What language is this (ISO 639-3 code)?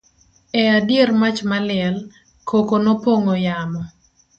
luo